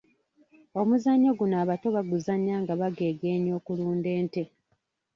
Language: Ganda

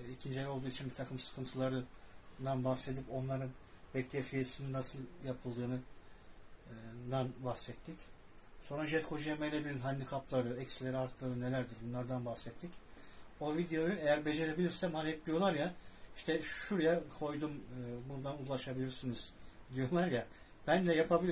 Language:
Turkish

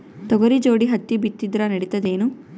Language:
Kannada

